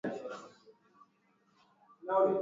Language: Swahili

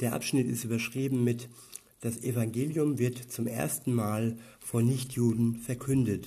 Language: German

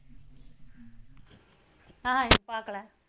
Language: Tamil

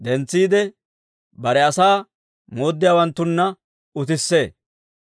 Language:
Dawro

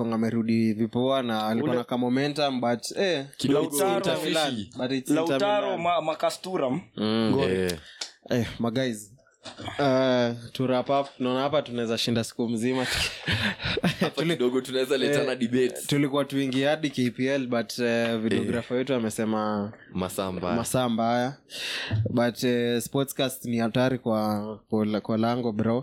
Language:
Swahili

